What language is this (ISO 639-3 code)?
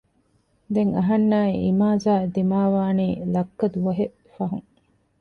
div